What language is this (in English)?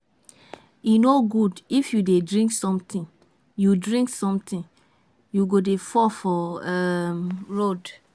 Nigerian Pidgin